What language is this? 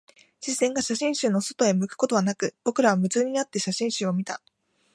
Japanese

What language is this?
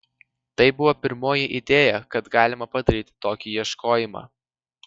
Lithuanian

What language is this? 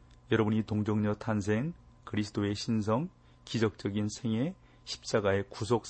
Korean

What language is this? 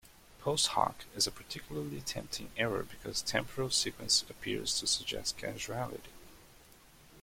English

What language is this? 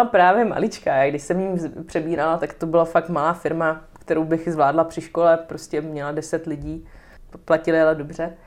Czech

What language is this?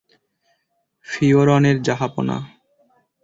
Bangla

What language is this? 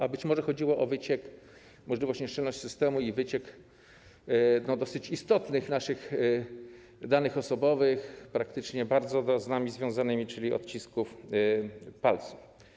Polish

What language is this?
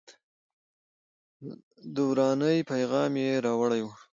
Pashto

